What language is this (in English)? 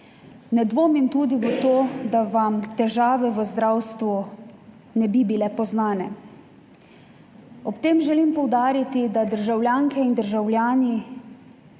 Slovenian